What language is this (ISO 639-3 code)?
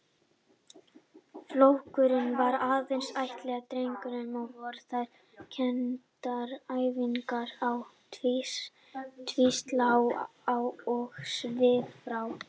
isl